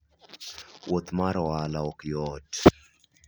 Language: Luo (Kenya and Tanzania)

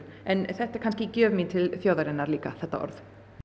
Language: Icelandic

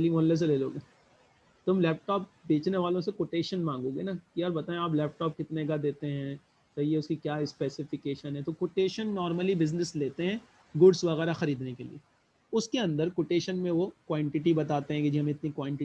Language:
Hindi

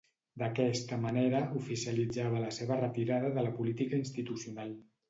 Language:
Catalan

